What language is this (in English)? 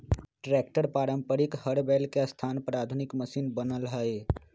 Magahi